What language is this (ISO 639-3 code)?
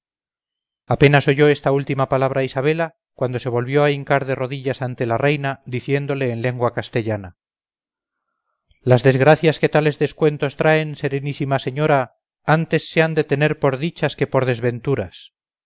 spa